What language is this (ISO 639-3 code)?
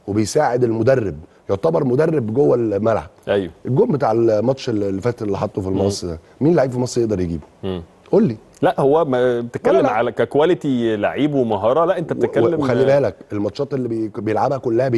ara